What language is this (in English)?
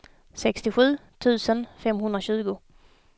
Swedish